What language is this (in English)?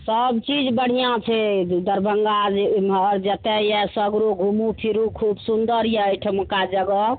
Maithili